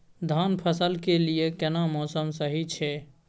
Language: Maithili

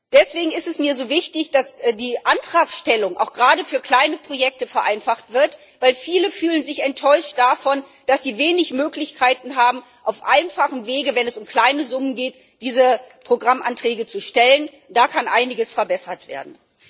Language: German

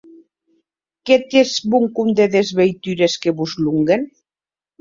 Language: Occitan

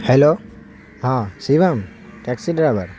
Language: Urdu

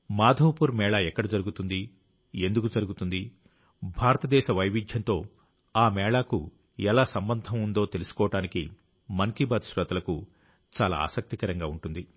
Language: Telugu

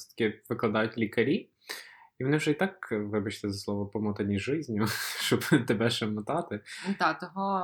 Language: Ukrainian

